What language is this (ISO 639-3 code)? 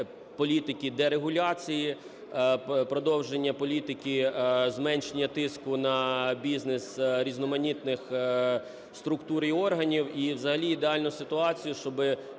ukr